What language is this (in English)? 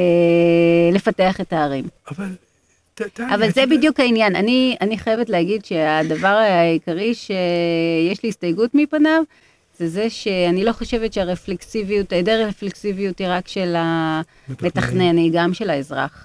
Hebrew